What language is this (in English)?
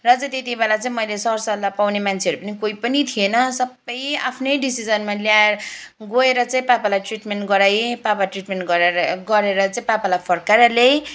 Nepali